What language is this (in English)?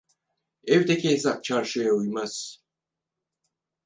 Turkish